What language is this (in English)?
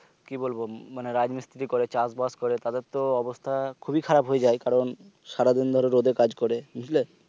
Bangla